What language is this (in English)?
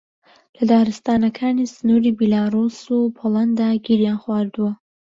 Central Kurdish